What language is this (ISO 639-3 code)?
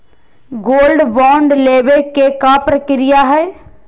mag